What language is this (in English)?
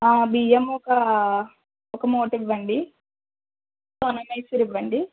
Telugu